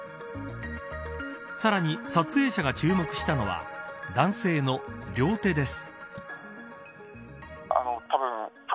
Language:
Japanese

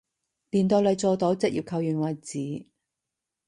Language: Cantonese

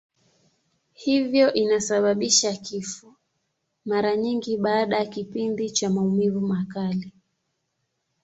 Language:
Swahili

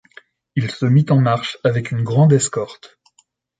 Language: French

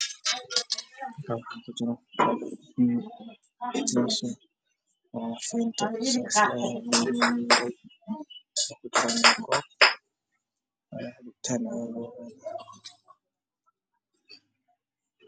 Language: Somali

